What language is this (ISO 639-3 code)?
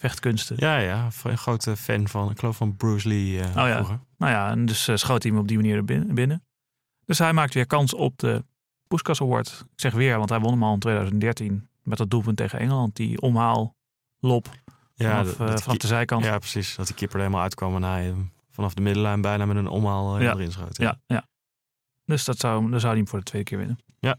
nld